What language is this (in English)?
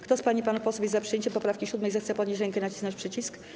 Polish